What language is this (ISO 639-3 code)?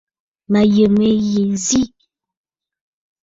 bfd